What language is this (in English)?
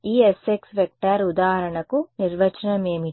Telugu